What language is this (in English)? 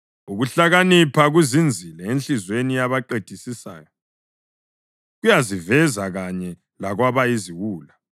North Ndebele